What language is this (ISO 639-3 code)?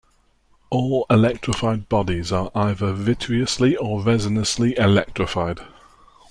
eng